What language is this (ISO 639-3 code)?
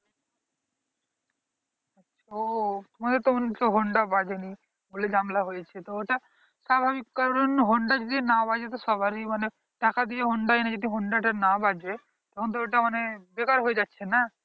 ben